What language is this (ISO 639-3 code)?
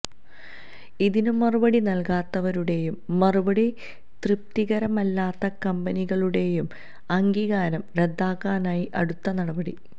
mal